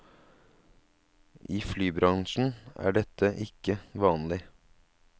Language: Norwegian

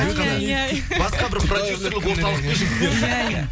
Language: Kazakh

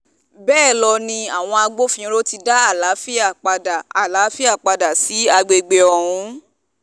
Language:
Yoruba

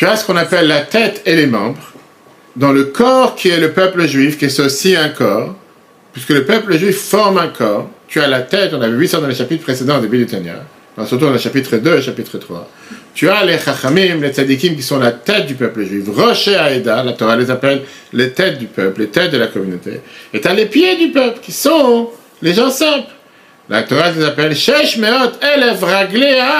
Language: French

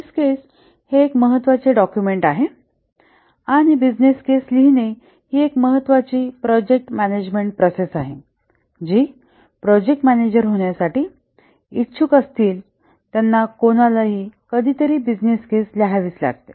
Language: Marathi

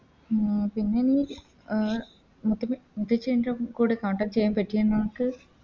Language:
Malayalam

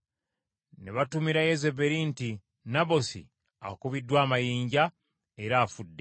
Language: Ganda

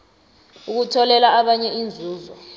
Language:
South Ndebele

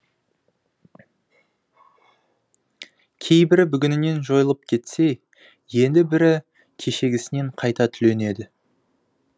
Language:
Kazakh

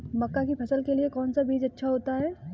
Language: Hindi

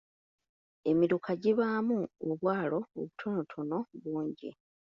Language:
Ganda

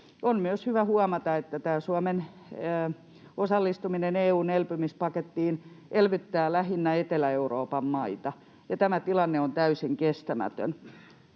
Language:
Finnish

